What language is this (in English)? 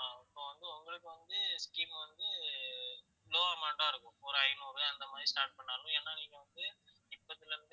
Tamil